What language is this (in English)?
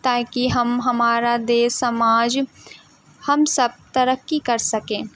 Urdu